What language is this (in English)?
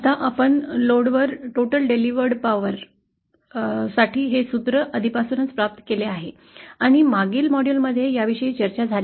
Marathi